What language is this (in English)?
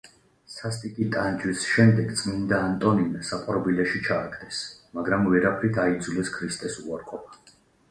Georgian